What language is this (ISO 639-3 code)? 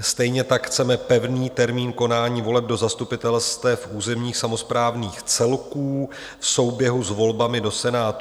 ces